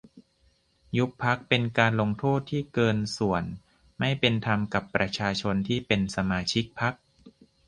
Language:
Thai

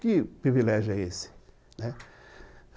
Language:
Portuguese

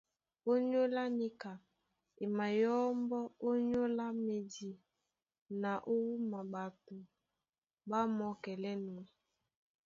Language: Duala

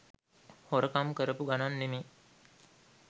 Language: Sinhala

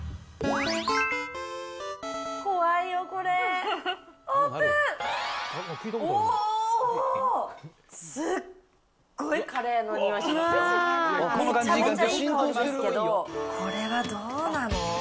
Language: Japanese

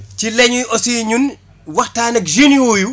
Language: Wolof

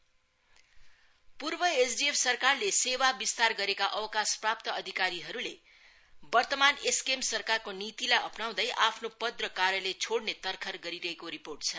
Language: Nepali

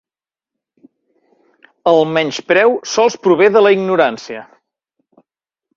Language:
Catalan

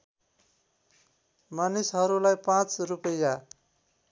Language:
Nepali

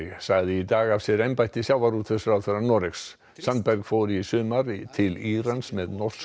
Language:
Icelandic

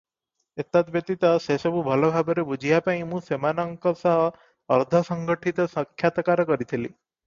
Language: Odia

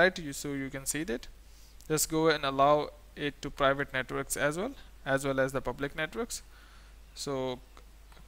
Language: English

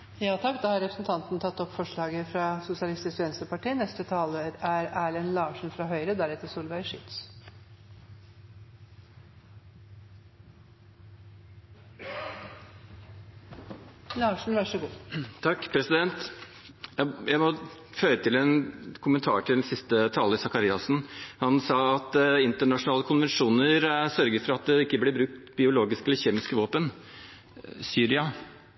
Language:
Norwegian Bokmål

